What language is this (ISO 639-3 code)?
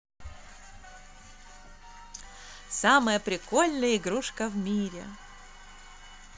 rus